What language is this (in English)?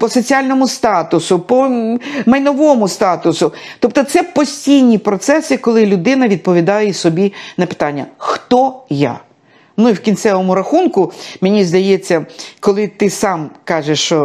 Ukrainian